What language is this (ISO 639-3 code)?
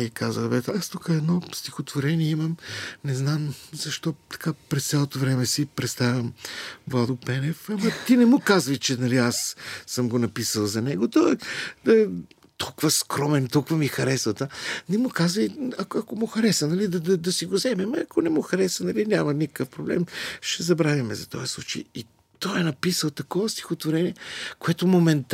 bul